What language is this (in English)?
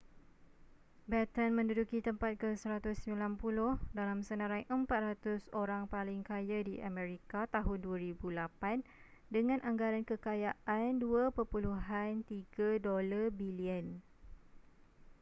Malay